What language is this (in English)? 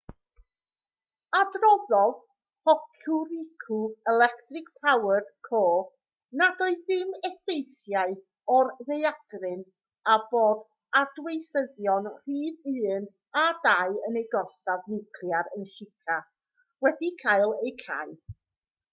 Welsh